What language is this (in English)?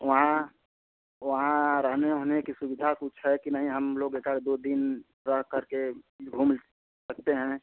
Hindi